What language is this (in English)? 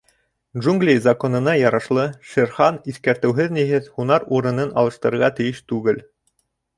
Bashkir